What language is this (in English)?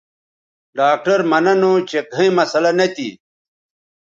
Bateri